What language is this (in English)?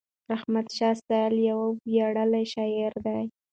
Pashto